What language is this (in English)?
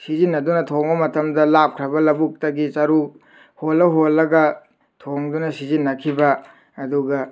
Manipuri